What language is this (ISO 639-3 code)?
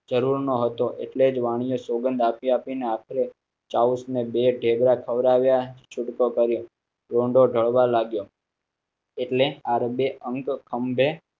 guj